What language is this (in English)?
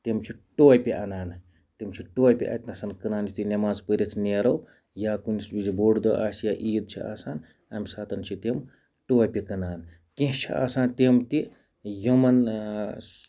Kashmiri